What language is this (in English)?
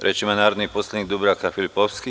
Serbian